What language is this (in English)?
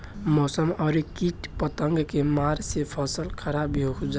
Bhojpuri